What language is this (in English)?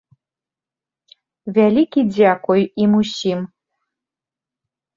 Belarusian